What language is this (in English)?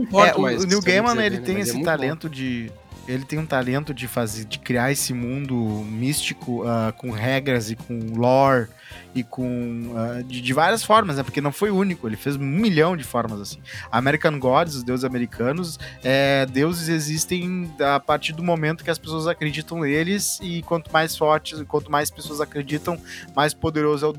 Portuguese